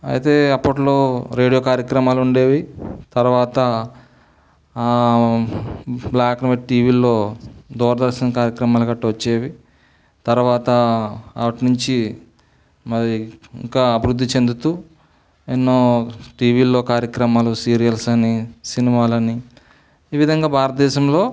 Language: Telugu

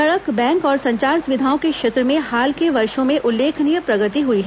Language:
Hindi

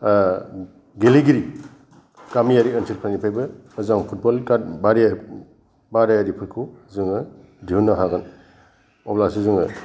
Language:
Bodo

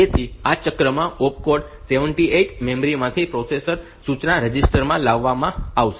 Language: Gujarati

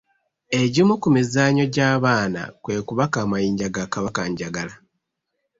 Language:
Ganda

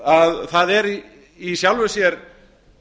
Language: Icelandic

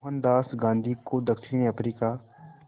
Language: Hindi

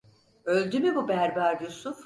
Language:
Turkish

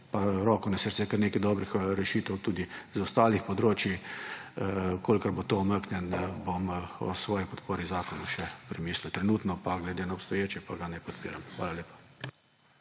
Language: Slovenian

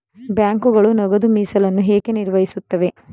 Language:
Kannada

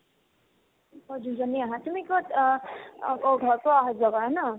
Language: Assamese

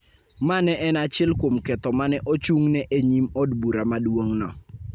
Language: Luo (Kenya and Tanzania)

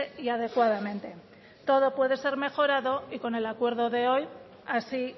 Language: Spanish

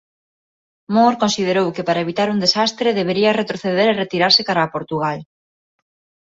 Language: Galician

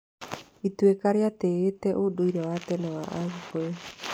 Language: Kikuyu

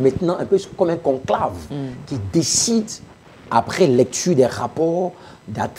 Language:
French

